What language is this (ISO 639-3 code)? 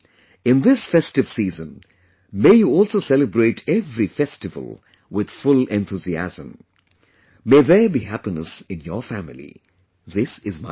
eng